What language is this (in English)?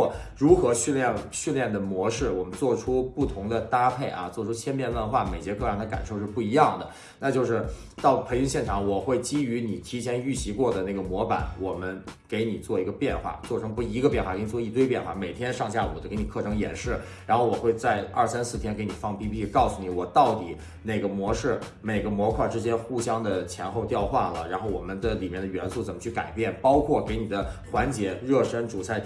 Chinese